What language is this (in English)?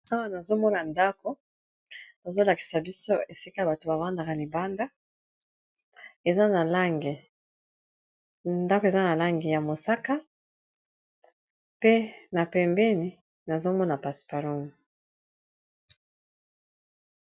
Lingala